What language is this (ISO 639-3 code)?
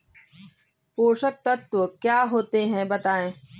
hin